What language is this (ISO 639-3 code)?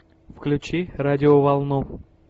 rus